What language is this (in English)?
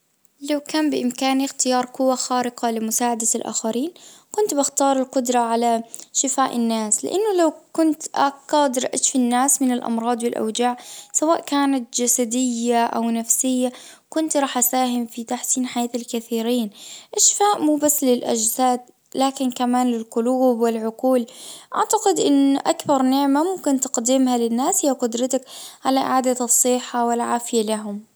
Najdi Arabic